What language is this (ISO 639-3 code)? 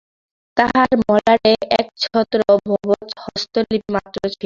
ben